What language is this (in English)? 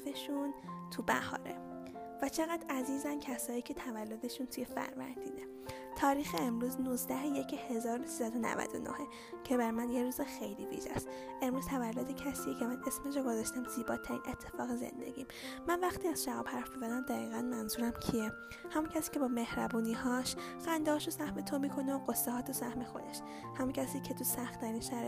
Persian